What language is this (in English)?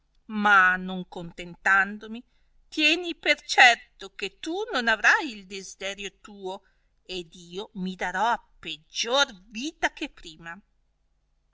Italian